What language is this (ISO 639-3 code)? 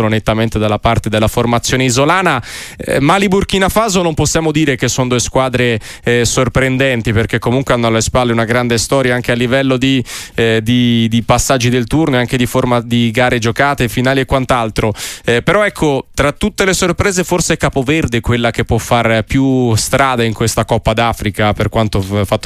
ita